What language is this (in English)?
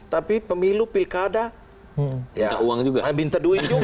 Indonesian